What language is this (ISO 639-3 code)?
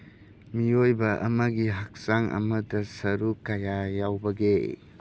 mni